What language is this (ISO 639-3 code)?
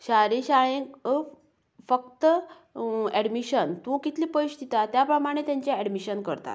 kok